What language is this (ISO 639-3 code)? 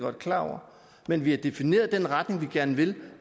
dan